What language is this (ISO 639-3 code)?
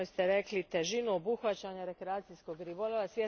hrv